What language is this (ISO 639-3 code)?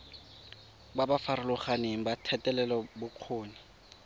tsn